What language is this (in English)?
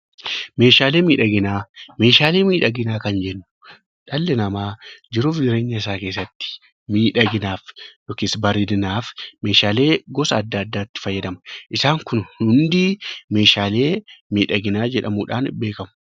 Oromo